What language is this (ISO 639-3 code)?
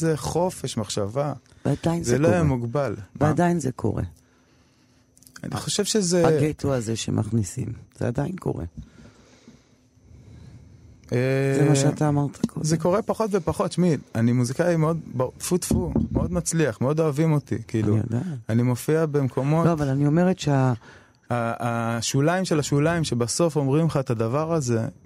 heb